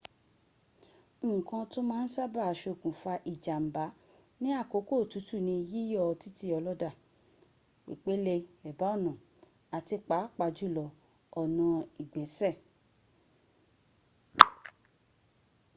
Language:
Yoruba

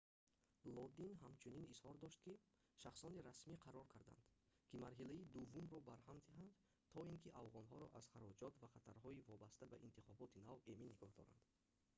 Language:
Tajik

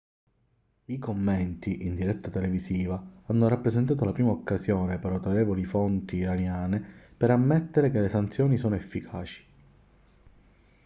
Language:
Italian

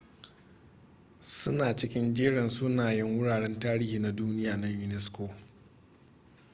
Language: Hausa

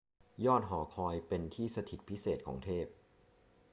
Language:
Thai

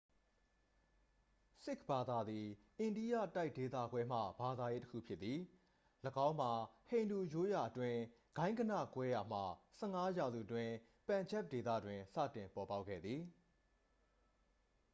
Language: Burmese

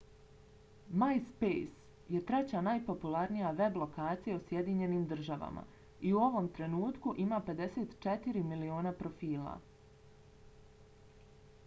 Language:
Bosnian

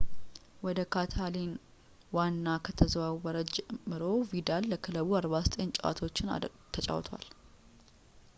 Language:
Amharic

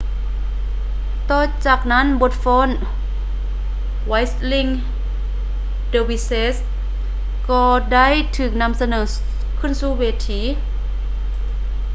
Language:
Lao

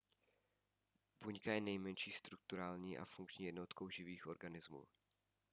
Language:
Czech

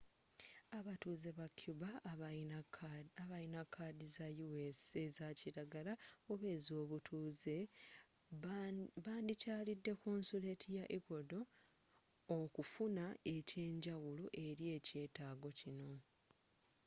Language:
Ganda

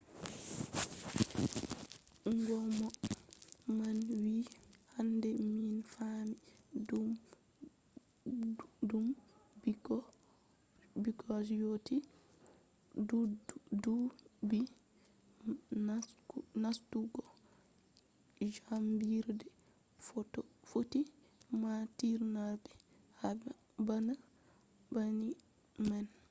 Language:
Fula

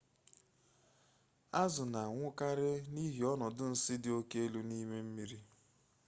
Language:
Igbo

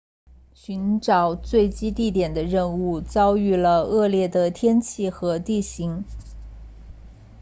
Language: Chinese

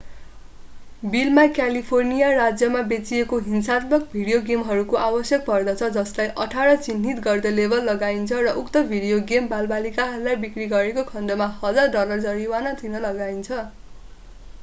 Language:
Nepali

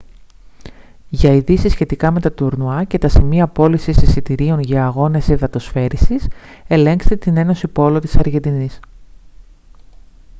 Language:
Greek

